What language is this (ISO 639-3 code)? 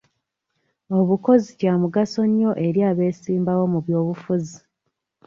lug